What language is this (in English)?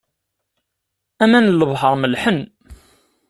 Kabyle